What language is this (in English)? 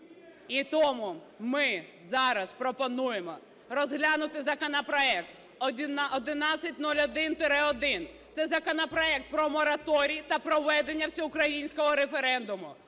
Ukrainian